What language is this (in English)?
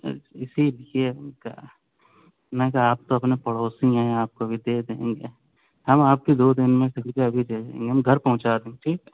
Urdu